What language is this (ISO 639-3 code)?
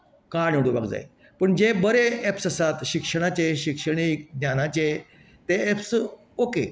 kok